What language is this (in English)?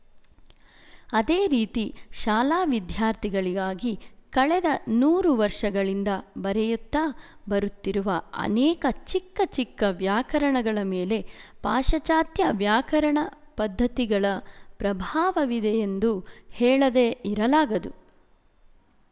Kannada